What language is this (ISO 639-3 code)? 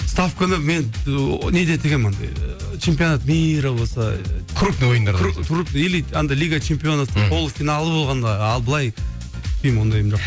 kaz